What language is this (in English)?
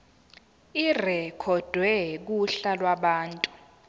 Zulu